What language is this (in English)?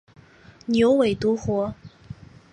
Chinese